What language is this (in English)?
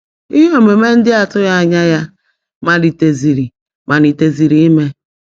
Igbo